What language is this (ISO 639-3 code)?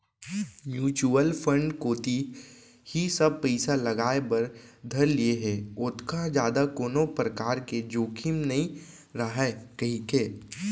hne